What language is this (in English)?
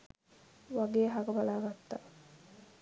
Sinhala